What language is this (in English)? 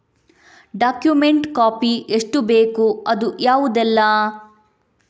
Kannada